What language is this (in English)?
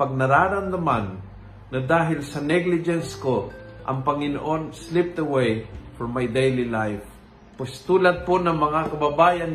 Filipino